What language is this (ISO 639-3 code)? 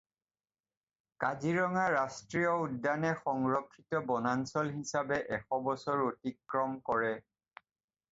asm